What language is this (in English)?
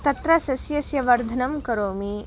Sanskrit